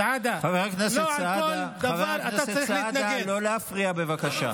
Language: Hebrew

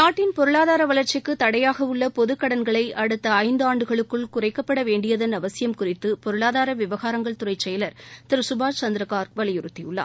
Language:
Tamil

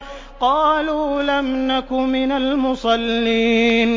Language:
Arabic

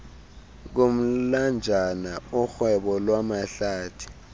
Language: Xhosa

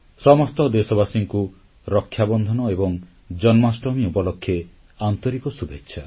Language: Odia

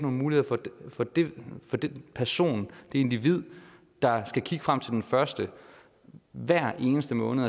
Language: Danish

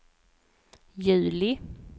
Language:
Swedish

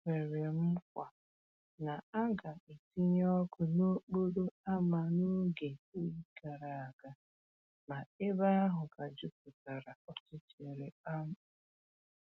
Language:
Igbo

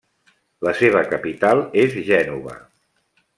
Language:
Catalan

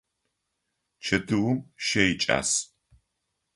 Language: Adyghe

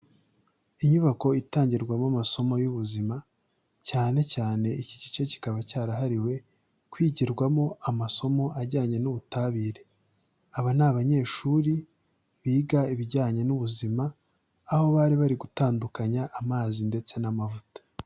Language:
Kinyarwanda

